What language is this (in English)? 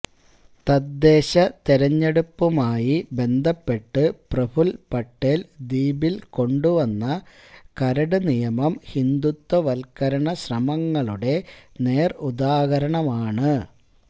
Malayalam